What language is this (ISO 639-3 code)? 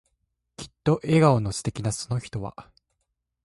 jpn